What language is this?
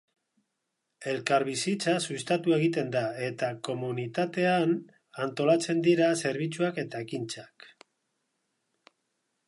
Basque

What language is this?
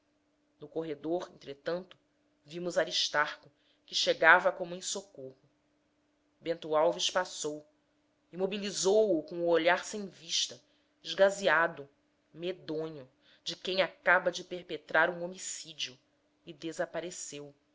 Portuguese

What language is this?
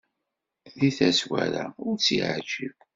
Kabyle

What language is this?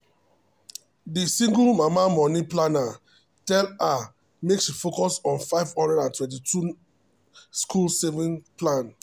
Nigerian Pidgin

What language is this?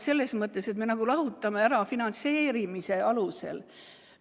Estonian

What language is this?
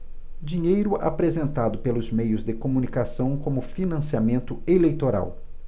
Portuguese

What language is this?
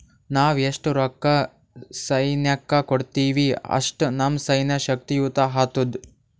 Kannada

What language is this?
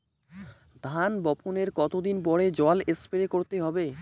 Bangla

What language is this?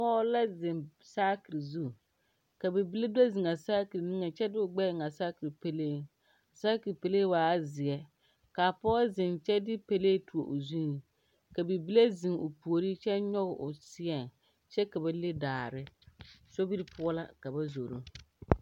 Southern Dagaare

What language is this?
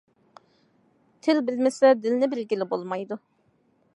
Uyghur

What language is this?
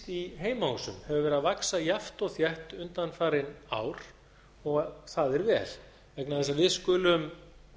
Icelandic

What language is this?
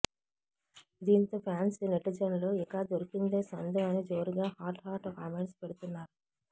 Telugu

